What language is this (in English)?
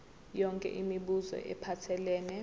Zulu